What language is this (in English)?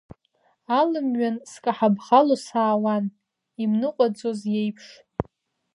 Abkhazian